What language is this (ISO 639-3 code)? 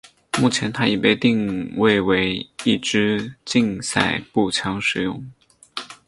zho